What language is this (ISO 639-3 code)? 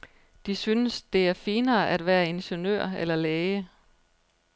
dan